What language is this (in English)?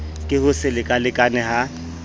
Southern Sotho